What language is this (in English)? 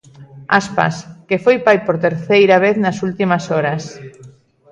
Galician